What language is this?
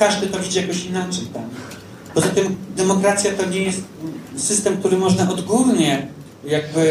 Polish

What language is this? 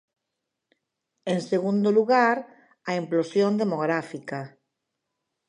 Galician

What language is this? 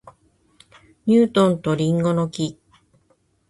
Japanese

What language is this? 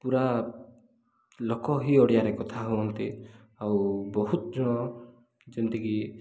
Odia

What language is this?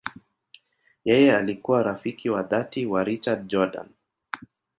Swahili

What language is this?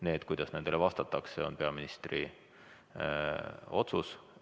Estonian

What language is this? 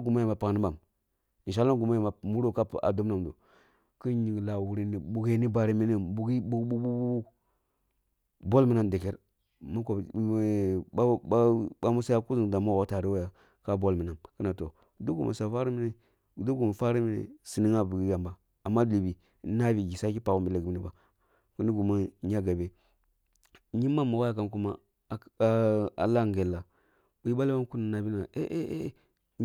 Kulung (Nigeria)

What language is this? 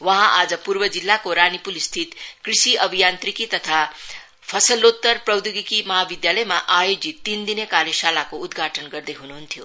Nepali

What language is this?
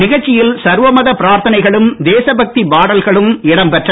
Tamil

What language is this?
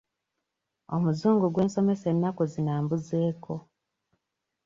Ganda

